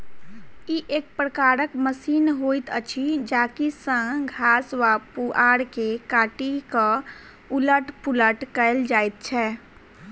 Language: Maithili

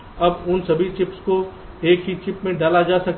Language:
Hindi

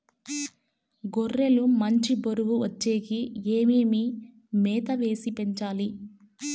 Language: Telugu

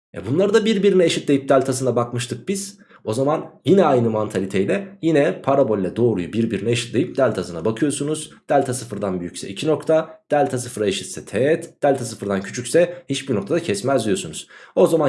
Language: Turkish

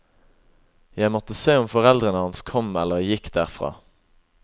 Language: Norwegian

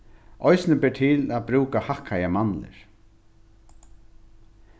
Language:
Faroese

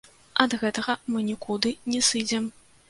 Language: Belarusian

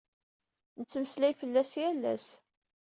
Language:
Kabyle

